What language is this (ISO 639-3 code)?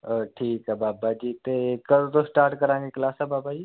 pan